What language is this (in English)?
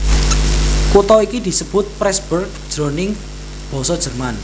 Javanese